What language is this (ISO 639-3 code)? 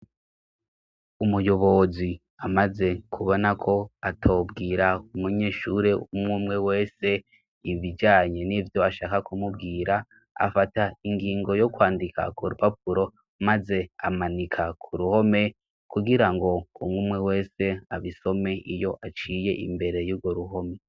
run